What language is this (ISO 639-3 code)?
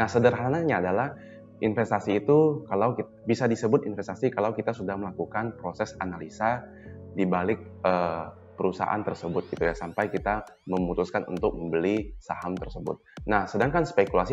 ind